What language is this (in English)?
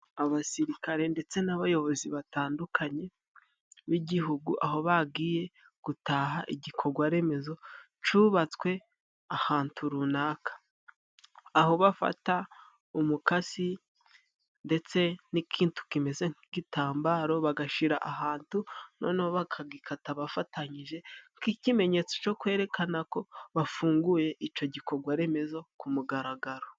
Kinyarwanda